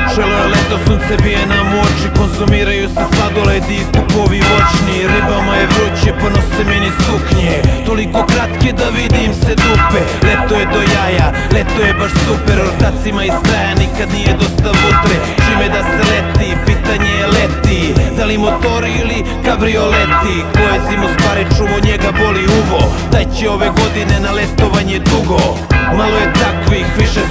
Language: Romanian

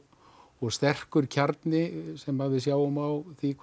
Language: Icelandic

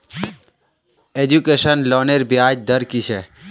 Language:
Magahi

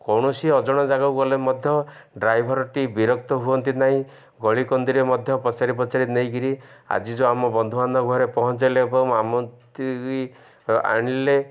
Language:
Odia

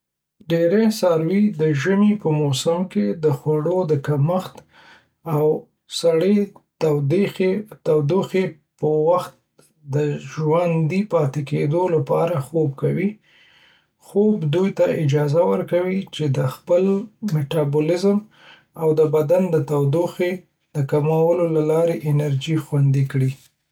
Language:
Pashto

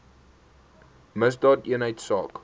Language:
Afrikaans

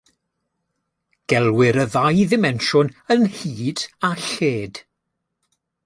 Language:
Welsh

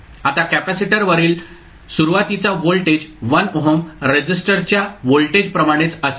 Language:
Marathi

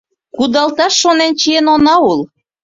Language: Mari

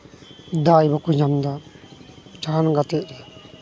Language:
Santali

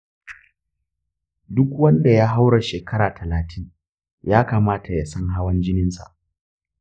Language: Hausa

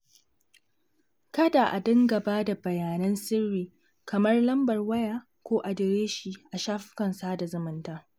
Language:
Hausa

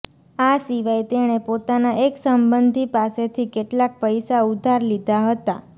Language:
Gujarati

